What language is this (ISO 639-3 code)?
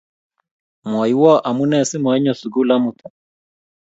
kln